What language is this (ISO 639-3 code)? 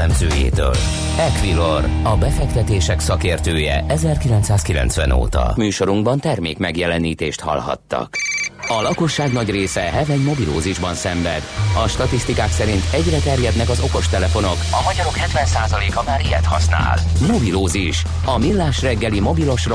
hun